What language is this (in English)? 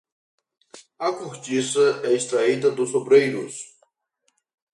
Portuguese